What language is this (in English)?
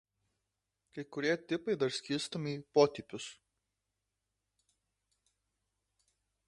Lithuanian